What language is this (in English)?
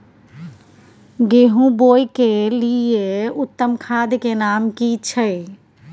Maithili